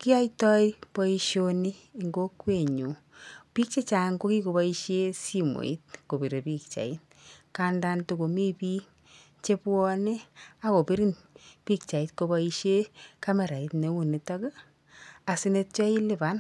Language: Kalenjin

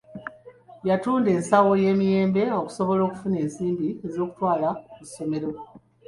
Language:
Ganda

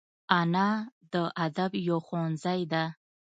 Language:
Pashto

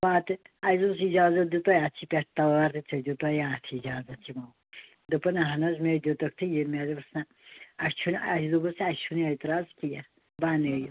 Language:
Kashmiri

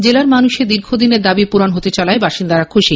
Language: Bangla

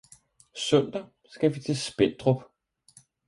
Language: Danish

